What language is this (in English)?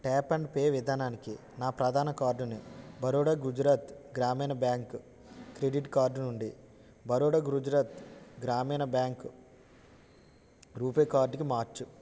Telugu